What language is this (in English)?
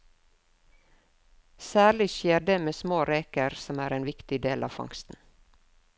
Norwegian